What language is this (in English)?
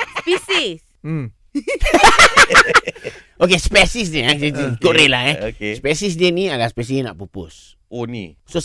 Malay